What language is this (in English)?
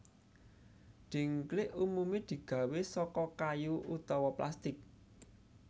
Javanese